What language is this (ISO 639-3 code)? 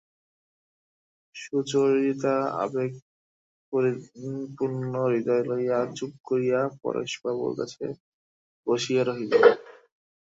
ben